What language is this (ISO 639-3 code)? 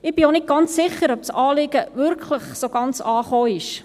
gsw